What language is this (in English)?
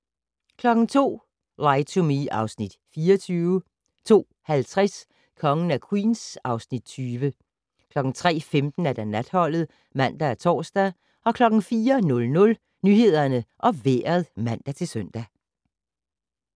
Danish